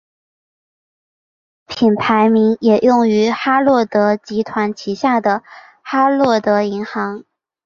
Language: Chinese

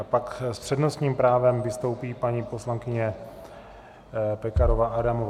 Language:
Czech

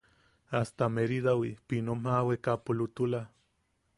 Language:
Yaqui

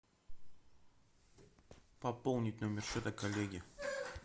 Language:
Russian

